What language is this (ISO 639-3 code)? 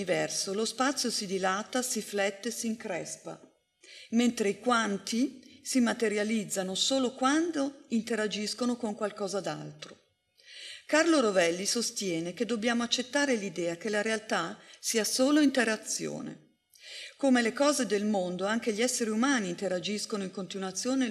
ita